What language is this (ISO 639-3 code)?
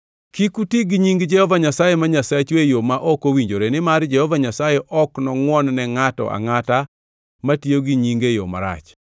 luo